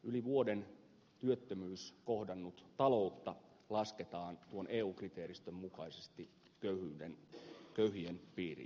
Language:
Finnish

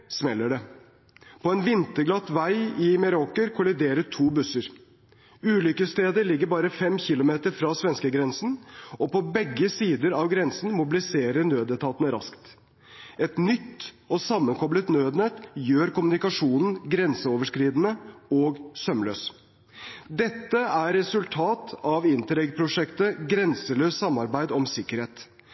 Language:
Norwegian Bokmål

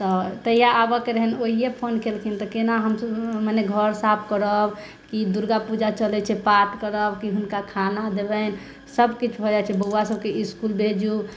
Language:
Maithili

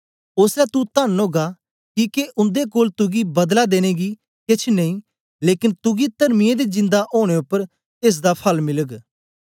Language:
Dogri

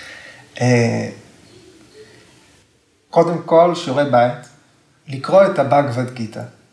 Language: Hebrew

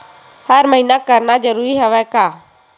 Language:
Chhattisgarhi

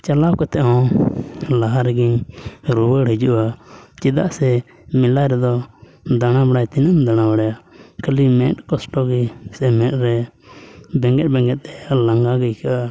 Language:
Santali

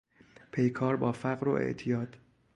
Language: Persian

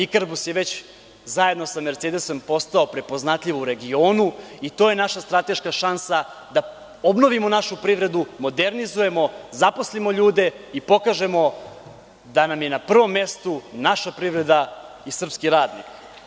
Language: Serbian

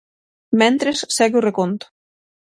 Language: Galician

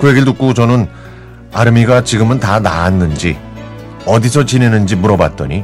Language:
Korean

